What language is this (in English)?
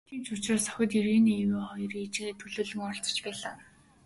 Mongolian